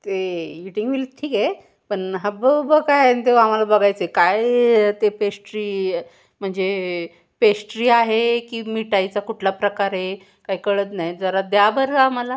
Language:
Marathi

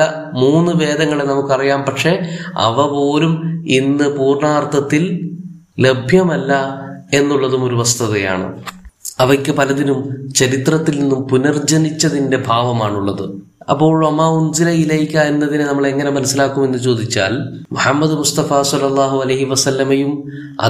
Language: Malayalam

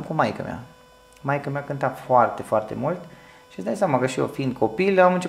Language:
Romanian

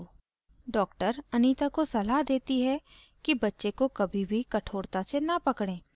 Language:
Hindi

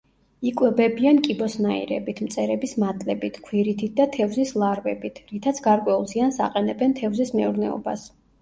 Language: Georgian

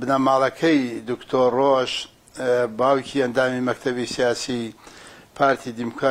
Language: Turkish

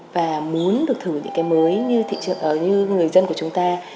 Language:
Vietnamese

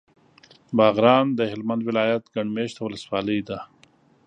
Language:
Pashto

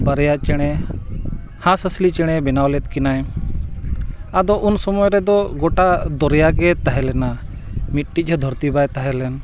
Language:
Santali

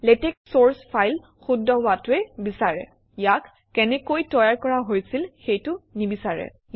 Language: Assamese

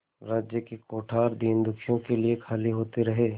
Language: Hindi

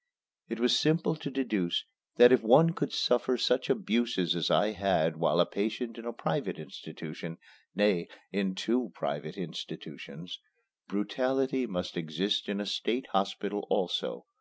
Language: English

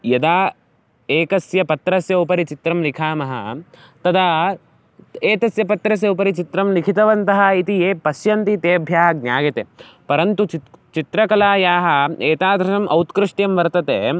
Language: Sanskrit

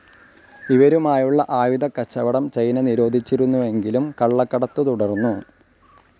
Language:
Malayalam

